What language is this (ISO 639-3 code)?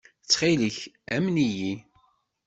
kab